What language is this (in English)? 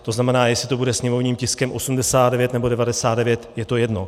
Czech